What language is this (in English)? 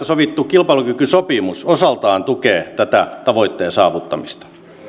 Finnish